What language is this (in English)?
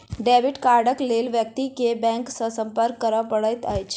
Maithili